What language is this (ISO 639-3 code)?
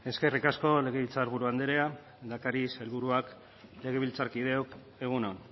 eus